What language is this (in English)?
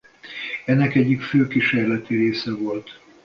Hungarian